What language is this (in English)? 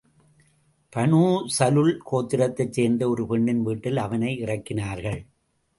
Tamil